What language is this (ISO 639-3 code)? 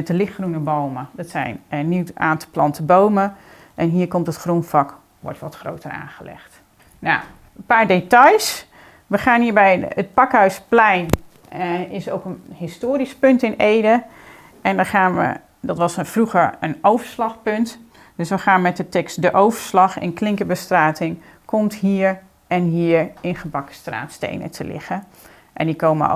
nld